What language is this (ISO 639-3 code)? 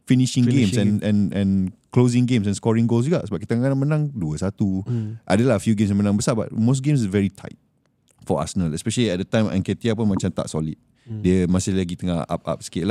msa